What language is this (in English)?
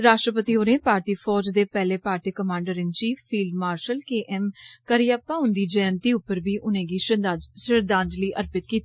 Dogri